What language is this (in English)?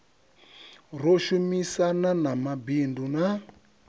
Venda